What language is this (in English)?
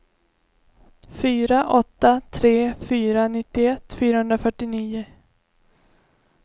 Swedish